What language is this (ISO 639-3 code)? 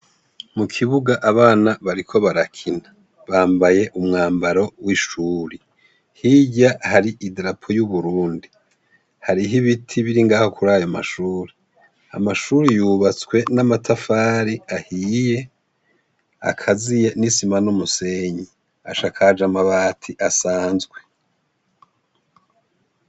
run